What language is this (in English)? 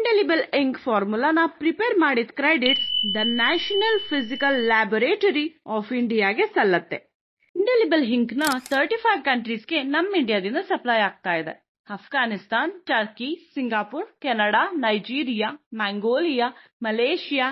Kannada